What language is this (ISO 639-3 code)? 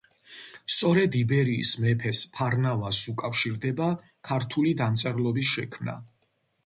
kat